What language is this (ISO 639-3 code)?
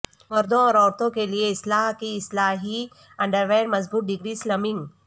urd